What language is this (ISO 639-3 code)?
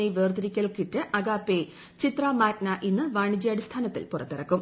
mal